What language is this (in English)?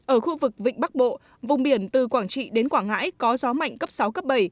Vietnamese